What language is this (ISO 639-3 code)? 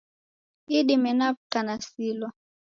dav